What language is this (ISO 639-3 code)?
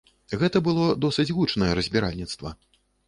bel